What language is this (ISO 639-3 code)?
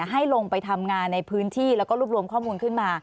tha